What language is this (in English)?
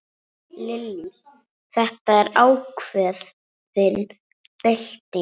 Icelandic